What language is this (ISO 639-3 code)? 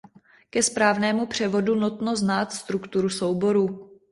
ces